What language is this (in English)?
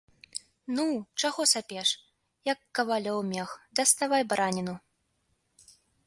Belarusian